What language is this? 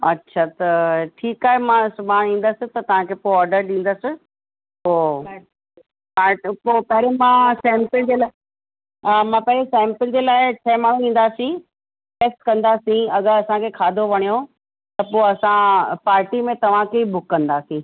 Sindhi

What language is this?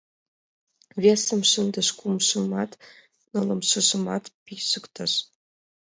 Mari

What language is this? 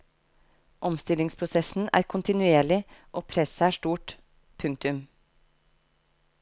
Norwegian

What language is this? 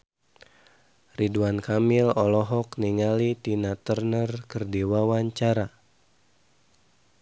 Sundanese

